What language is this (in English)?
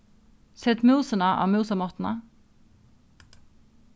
Faroese